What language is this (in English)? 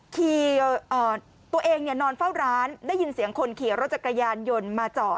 Thai